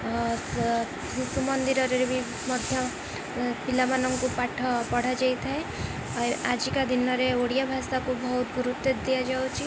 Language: Odia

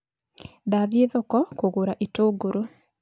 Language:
Kikuyu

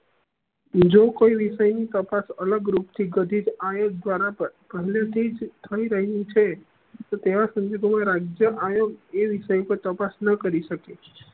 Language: Gujarati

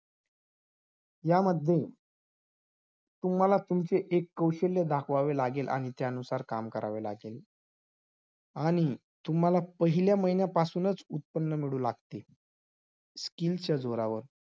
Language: Marathi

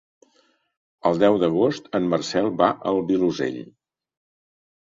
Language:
Catalan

